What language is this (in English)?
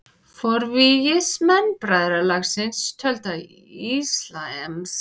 Icelandic